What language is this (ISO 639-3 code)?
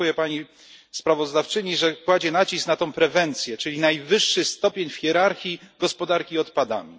pol